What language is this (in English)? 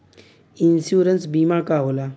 Bhojpuri